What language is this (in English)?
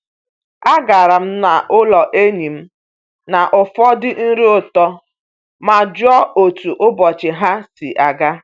Igbo